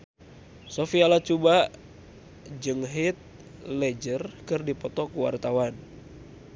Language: Sundanese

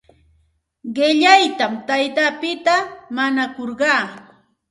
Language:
Santa Ana de Tusi Pasco Quechua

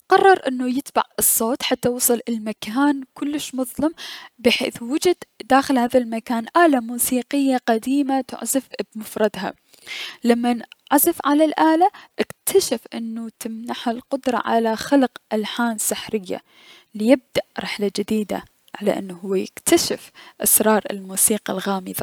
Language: Mesopotamian Arabic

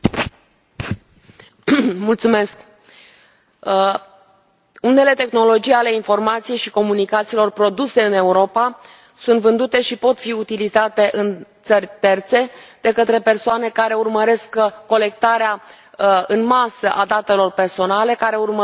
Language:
Romanian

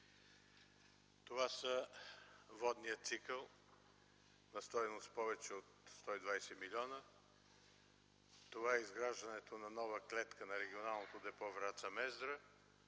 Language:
Bulgarian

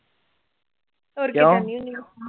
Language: Punjabi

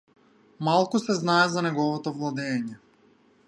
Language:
Macedonian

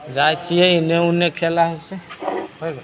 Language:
Maithili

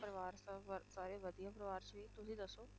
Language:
Punjabi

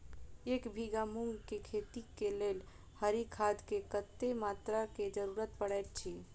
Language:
Maithili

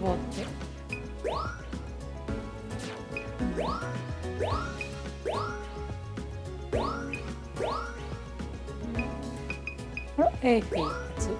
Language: Japanese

